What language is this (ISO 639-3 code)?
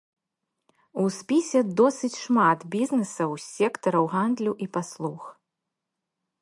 bel